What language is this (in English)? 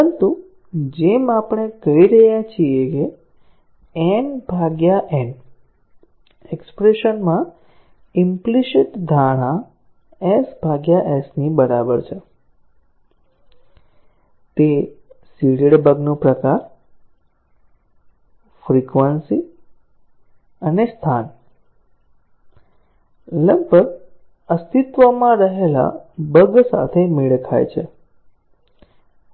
Gujarati